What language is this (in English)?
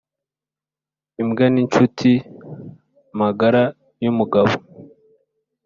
Kinyarwanda